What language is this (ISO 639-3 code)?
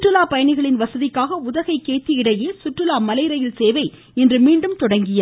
tam